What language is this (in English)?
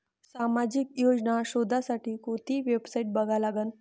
Marathi